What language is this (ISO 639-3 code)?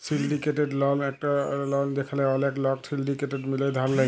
ben